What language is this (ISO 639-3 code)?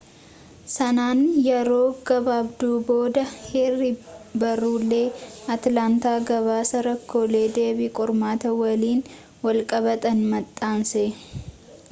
orm